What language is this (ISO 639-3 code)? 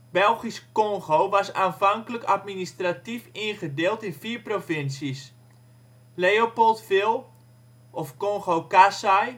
nld